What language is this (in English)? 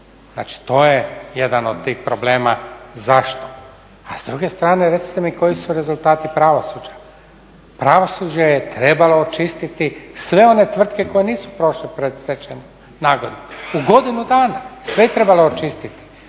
Croatian